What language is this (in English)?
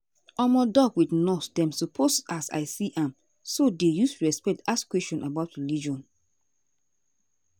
Nigerian Pidgin